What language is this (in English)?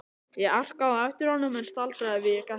Icelandic